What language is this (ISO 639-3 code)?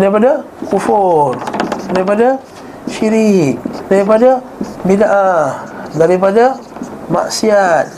msa